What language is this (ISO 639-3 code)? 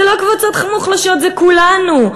heb